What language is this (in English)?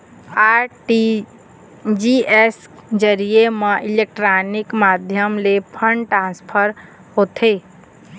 Chhattisgarhi